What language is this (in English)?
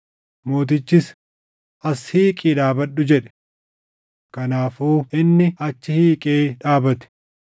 Oromo